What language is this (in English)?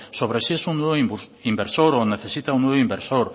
Spanish